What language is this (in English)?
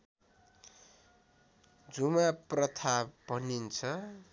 Nepali